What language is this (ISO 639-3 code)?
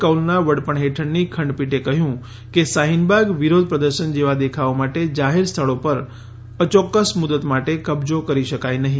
guj